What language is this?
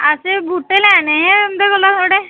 Dogri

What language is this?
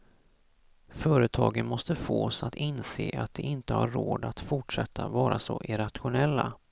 Swedish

